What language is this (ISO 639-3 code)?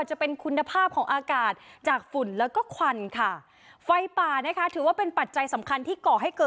tha